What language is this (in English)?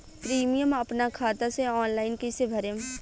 Bhojpuri